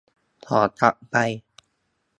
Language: Thai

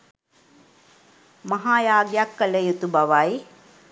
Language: Sinhala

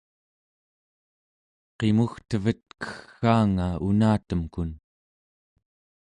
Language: Central Yupik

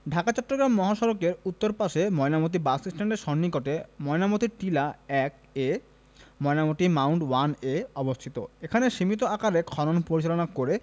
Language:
Bangla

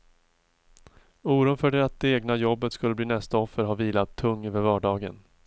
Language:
Swedish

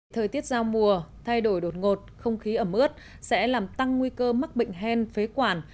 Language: Vietnamese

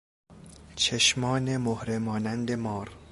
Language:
Persian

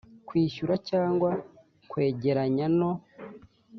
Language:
Kinyarwanda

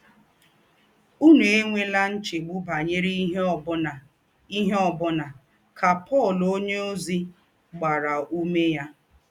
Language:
Igbo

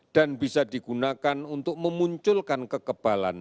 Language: Indonesian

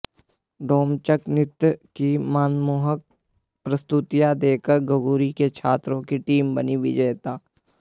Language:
Hindi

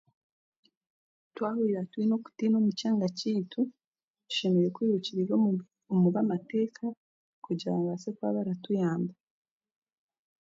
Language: Chiga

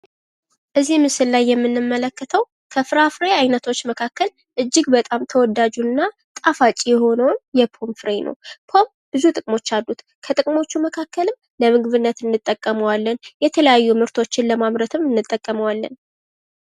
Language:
Amharic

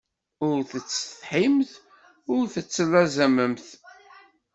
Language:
Kabyle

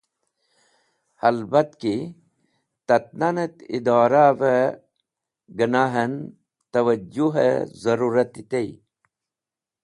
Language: Wakhi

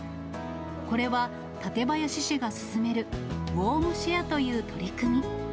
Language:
Japanese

